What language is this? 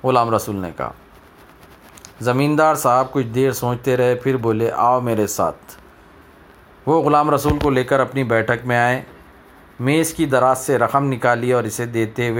Telugu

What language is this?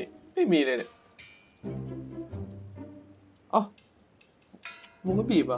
Thai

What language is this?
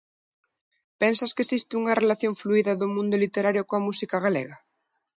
Galician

